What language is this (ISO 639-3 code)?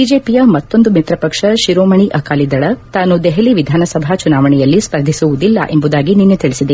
kan